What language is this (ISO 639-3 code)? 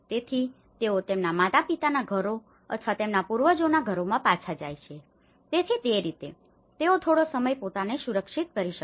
guj